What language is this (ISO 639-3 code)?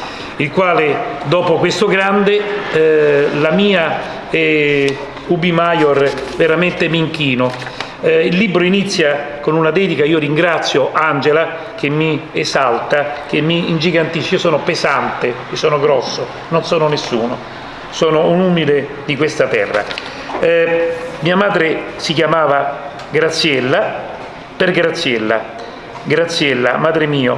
ita